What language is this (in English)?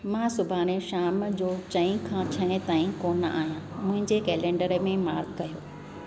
Sindhi